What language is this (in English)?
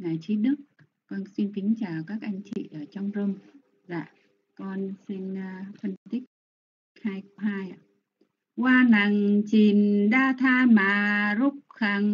Vietnamese